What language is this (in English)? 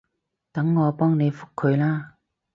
Cantonese